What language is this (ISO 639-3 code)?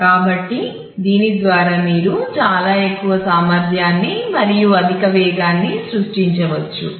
tel